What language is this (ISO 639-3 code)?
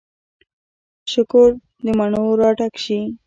pus